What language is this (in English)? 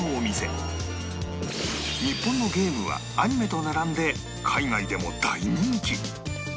Japanese